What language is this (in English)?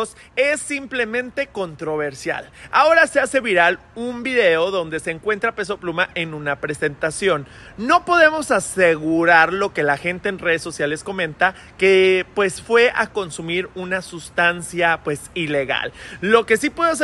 Spanish